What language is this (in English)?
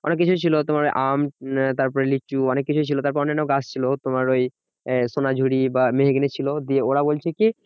Bangla